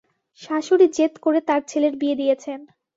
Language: Bangla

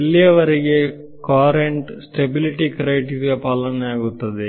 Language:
Kannada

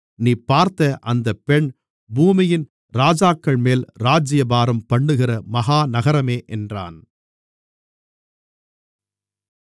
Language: Tamil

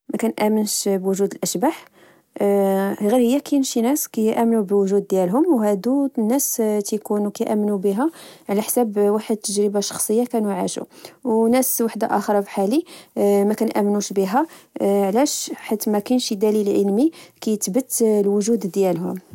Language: Moroccan Arabic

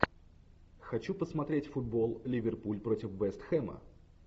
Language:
Russian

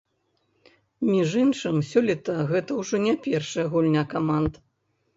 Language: Belarusian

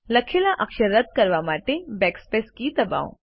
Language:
Gujarati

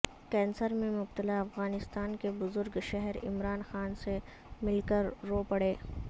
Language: Urdu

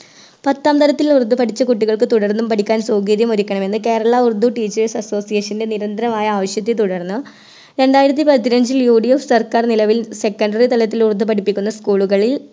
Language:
Malayalam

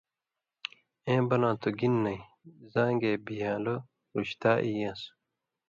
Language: Indus Kohistani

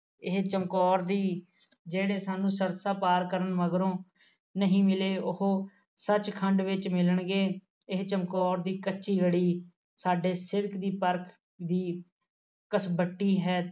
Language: Punjabi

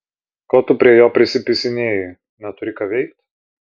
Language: Lithuanian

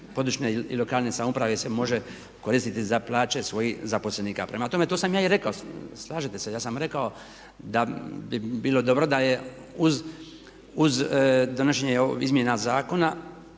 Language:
Croatian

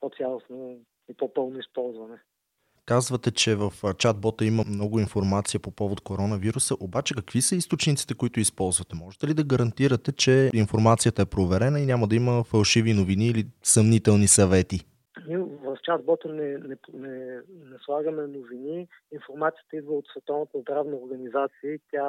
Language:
Bulgarian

